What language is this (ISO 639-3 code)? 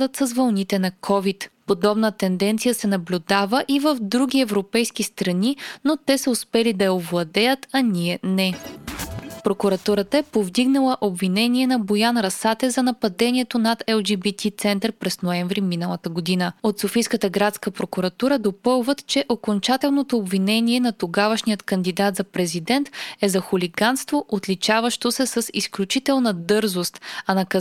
bul